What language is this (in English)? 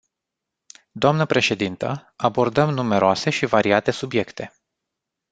Romanian